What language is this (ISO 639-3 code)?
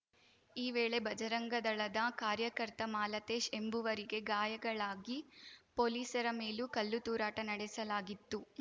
kan